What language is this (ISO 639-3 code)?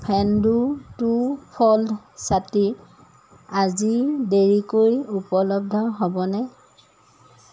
asm